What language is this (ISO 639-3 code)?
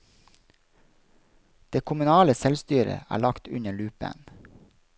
nor